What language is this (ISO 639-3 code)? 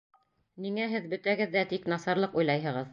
bak